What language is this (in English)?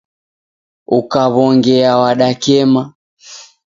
Taita